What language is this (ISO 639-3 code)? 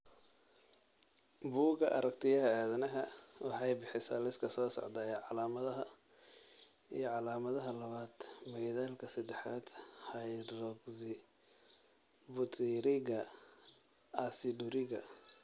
som